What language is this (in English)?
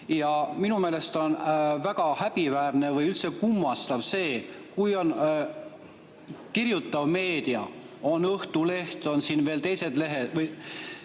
Estonian